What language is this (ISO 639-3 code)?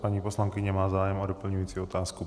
ces